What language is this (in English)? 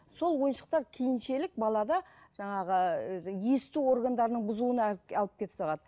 Kazakh